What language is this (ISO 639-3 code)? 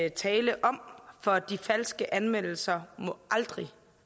dan